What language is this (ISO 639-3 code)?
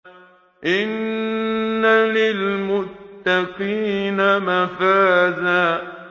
ara